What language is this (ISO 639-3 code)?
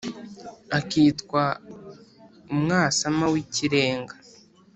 kin